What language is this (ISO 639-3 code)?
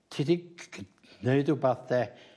cym